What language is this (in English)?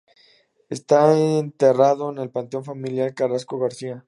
Spanish